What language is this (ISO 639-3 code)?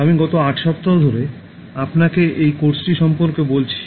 ben